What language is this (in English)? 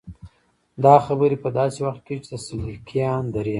Pashto